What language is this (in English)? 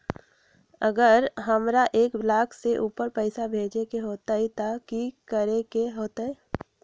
Magahi